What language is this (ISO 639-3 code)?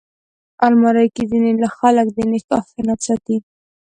pus